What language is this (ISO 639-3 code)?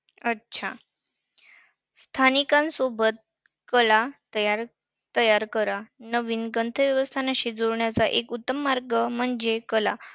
mar